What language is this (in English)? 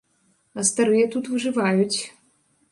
Belarusian